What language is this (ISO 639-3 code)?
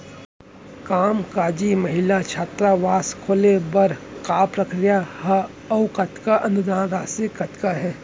hne